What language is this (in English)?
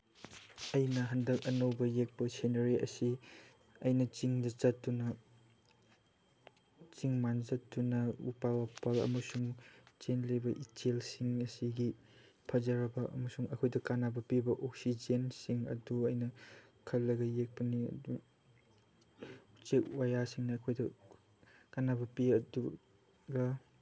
Manipuri